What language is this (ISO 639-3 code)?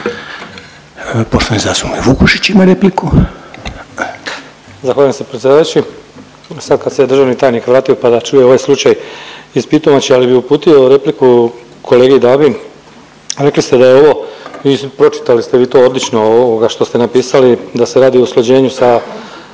hrv